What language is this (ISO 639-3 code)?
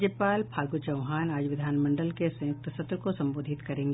hin